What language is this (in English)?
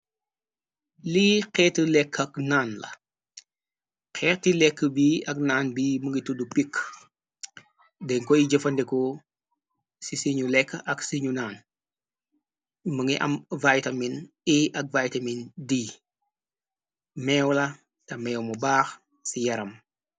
Wolof